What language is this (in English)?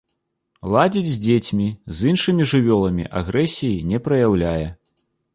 Belarusian